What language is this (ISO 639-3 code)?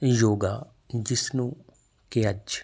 pan